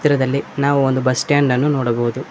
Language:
Kannada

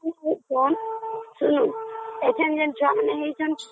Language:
Odia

